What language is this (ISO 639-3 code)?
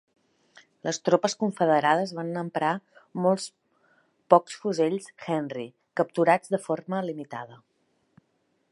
cat